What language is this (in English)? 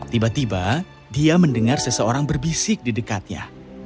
Indonesian